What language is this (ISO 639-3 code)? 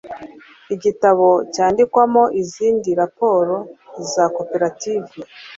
kin